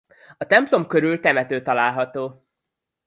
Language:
Hungarian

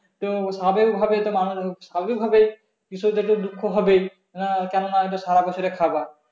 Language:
Bangla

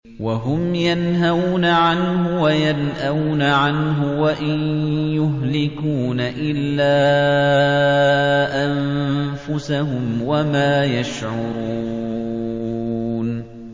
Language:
Arabic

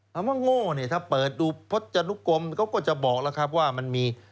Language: Thai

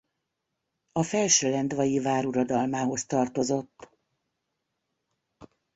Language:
Hungarian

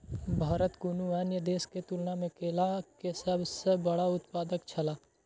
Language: Maithili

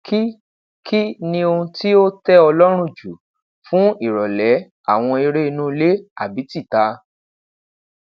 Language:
Yoruba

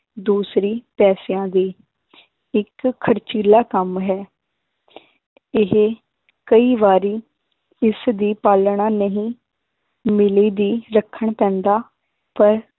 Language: Punjabi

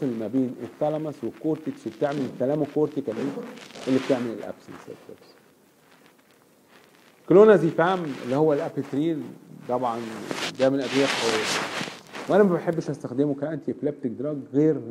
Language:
Arabic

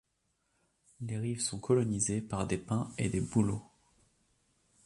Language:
French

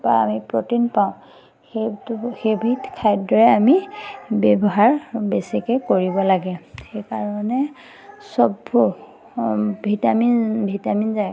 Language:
Assamese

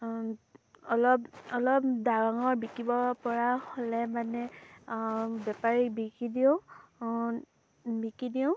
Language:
Assamese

